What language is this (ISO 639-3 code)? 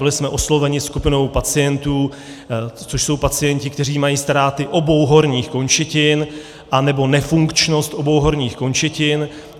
ces